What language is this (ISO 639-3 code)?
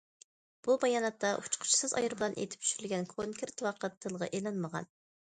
uig